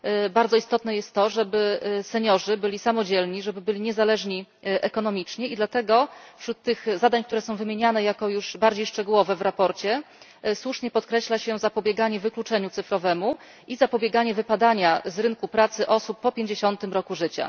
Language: Polish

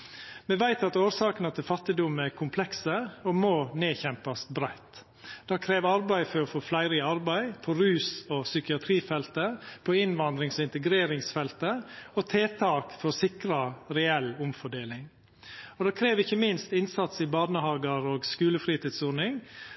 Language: Norwegian Nynorsk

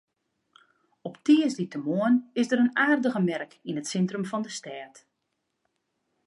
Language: Western Frisian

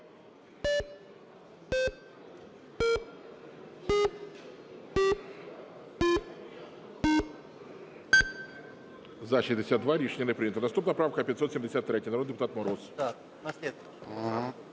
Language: Ukrainian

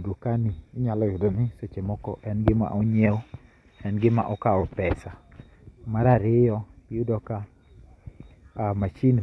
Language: Luo (Kenya and Tanzania)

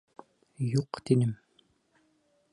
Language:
Bashkir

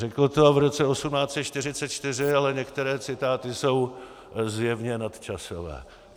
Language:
Czech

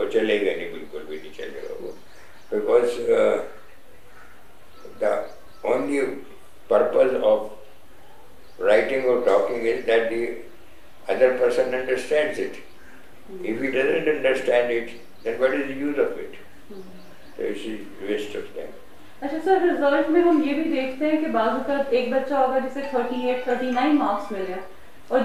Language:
Hindi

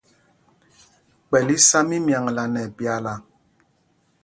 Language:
Mpumpong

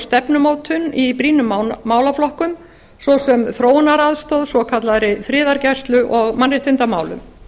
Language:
Icelandic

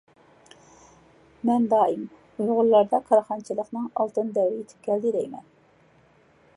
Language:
Uyghur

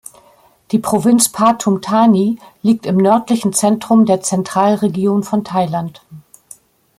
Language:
German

